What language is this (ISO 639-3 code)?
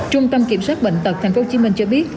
vie